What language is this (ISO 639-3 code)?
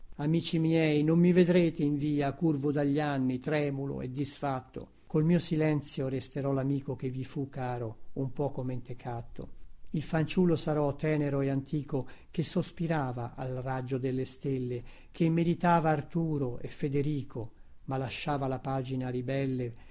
ita